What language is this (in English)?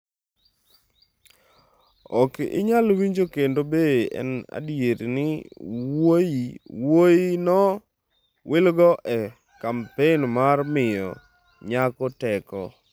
Luo (Kenya and Tanzania)